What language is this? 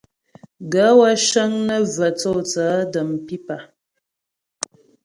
Ghomala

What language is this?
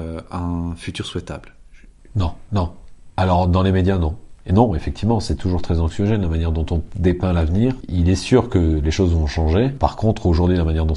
French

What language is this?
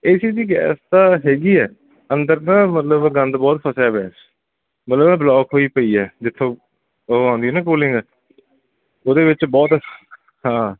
Punjabi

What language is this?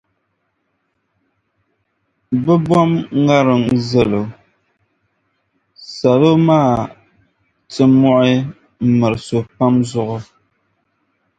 Dagbani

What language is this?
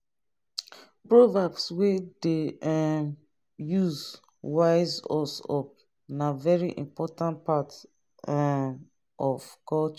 Nigerian Pidgin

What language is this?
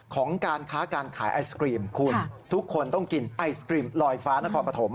Thai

